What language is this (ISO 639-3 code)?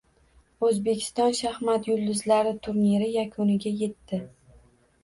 uzb